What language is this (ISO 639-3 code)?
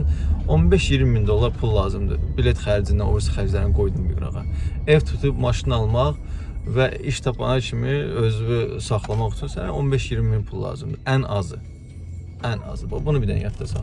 tur